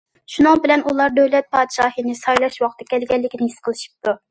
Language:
Uyghur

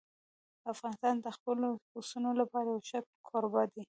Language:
Pashto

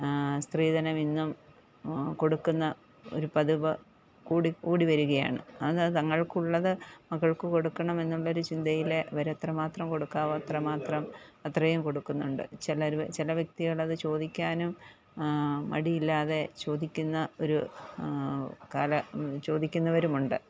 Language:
Malayalam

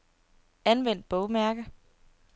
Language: Danish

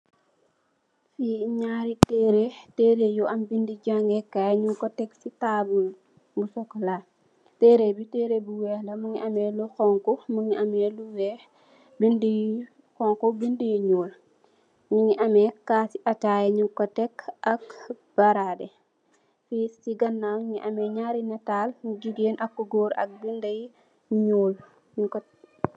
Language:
Wolof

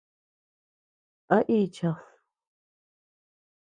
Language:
Tepeuxila Cuicatec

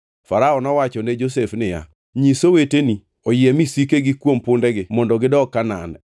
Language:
Luo (Kenya and Tanzania)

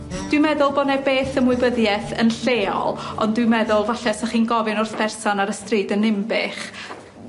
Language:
Welsh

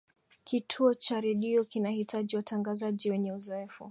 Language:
Swahili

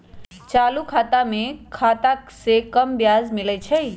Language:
Magahi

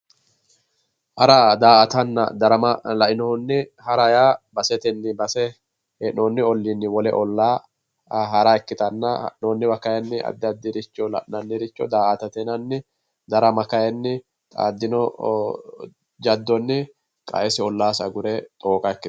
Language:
Sidamo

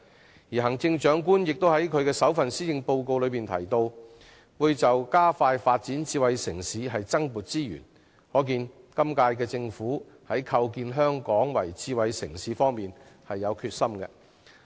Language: Cantonese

